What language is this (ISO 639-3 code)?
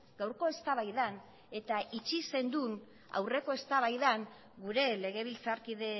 eus